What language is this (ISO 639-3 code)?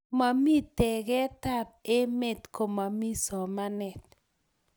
kln